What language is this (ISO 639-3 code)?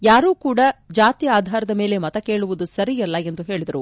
kan